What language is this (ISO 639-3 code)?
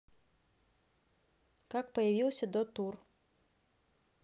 rus